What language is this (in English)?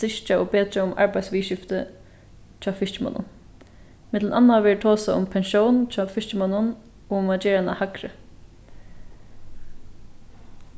Faroese